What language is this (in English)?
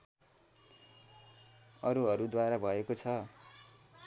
Nepali